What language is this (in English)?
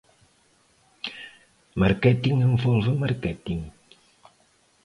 Portuguese